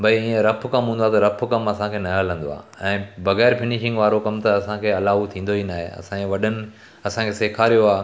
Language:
Sindhi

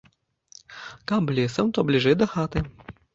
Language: Belarusian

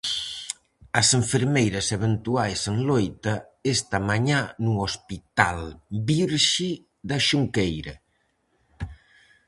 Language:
Galician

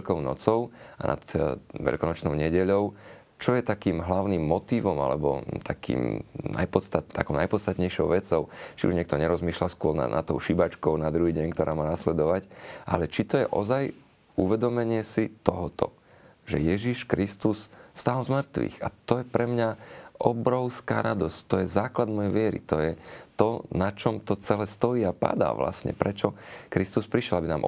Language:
Slovak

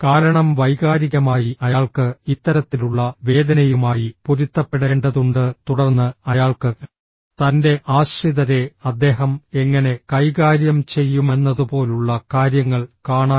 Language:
Malayalam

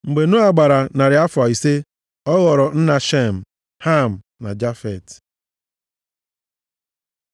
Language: Igbo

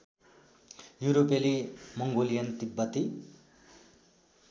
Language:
Nepali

